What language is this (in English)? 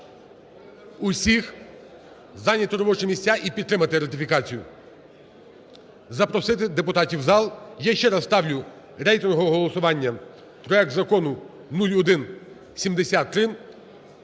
Ukrainian